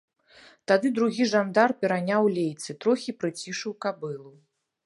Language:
Belarusian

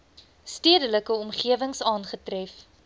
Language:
Afrikaans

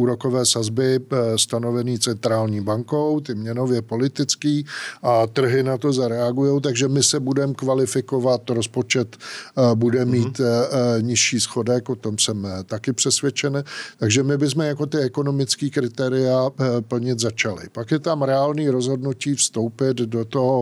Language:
Czech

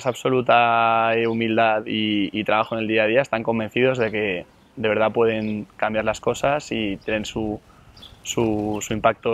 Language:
Spanish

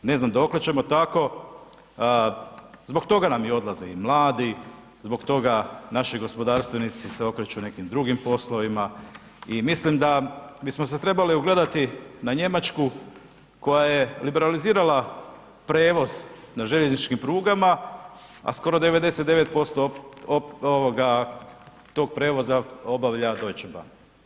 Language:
Croatian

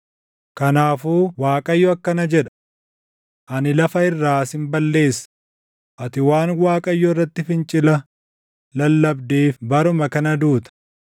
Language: Oromo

